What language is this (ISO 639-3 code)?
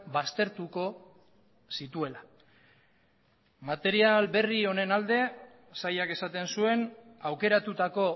eus